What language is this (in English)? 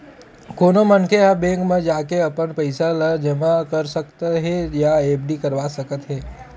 Chhattisgarhi